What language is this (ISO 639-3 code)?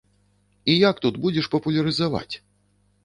bel